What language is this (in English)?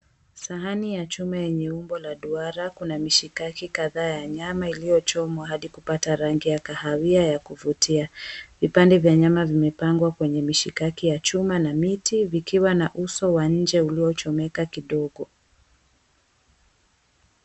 Swahili